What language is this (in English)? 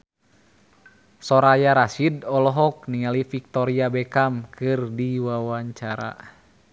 Sundanese